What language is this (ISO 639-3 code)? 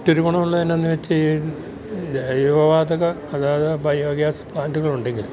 mal